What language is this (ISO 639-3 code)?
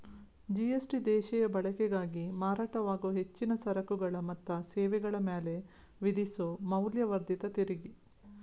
kan